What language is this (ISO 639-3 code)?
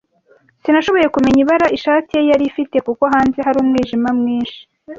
kin